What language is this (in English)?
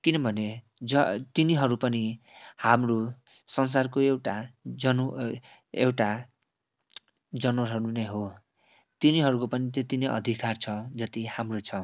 Nepali